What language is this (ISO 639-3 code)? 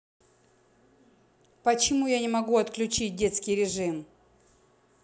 rus